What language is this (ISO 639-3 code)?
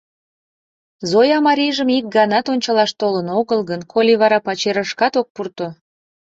chm